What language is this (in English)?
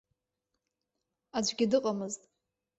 Abkhazian